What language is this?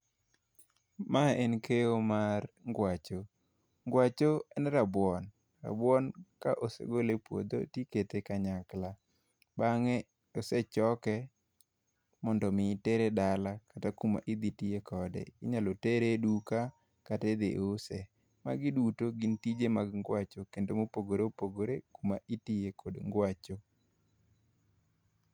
Luo (Kenya and Tanzania)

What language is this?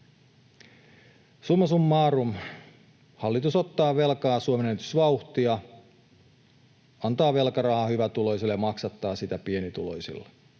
Finnish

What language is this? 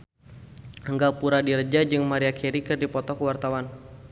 Sundanese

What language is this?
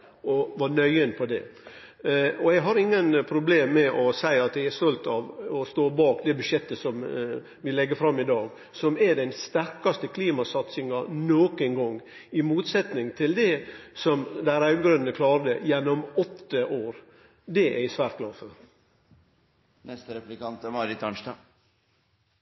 Norwegian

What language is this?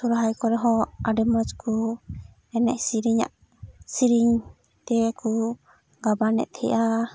Santali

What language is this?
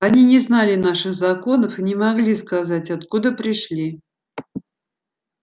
Russian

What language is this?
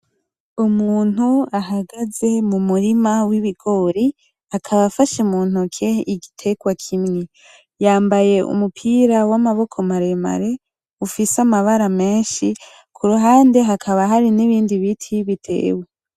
Rundi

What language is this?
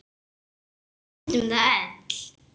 Icelandic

